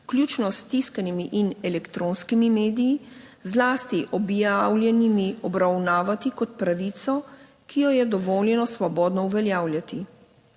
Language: Slovenian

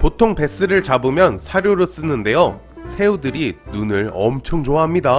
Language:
Korean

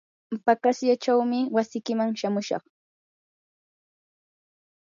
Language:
Yanahuanca Pasco Quechua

